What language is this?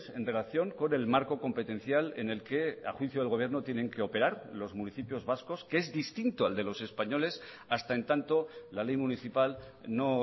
Spanish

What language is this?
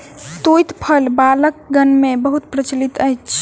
Maithili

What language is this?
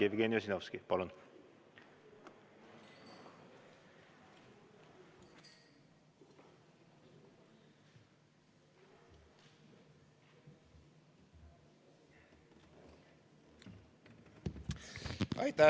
Estonian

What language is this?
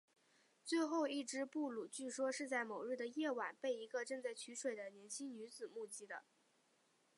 Chinese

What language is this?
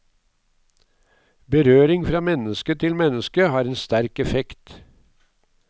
Norwegian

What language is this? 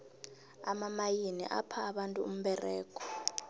South Ndebele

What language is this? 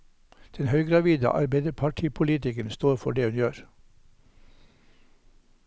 Norwegian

